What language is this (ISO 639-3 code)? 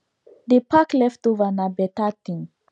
pcm